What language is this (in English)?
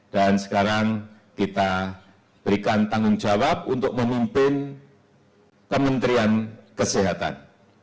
Indonesian